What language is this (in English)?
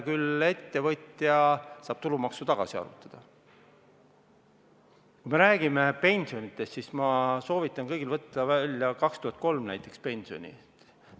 Estonian